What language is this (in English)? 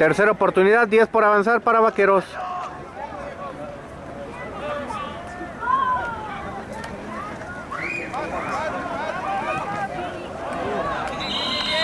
Spanish